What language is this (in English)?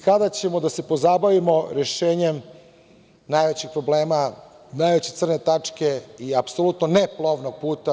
Serbian